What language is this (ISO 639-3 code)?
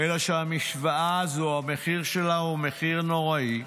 heb